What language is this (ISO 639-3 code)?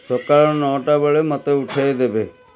ori